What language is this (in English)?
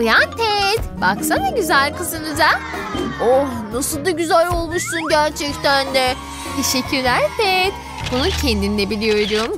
Turkish